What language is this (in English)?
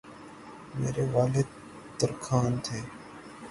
Urdu